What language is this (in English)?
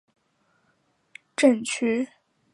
Chinese